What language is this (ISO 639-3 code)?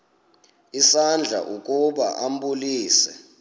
xho